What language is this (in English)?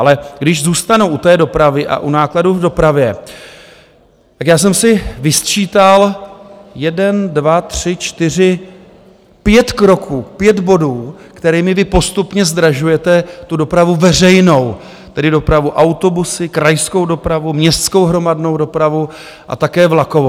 Czech